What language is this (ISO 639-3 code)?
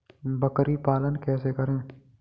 hin